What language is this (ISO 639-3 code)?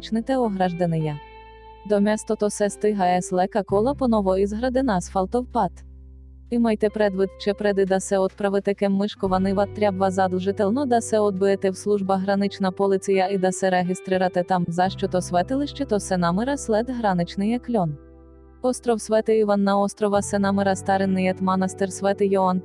bul